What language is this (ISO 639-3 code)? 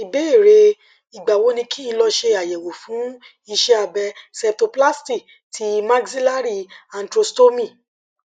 yor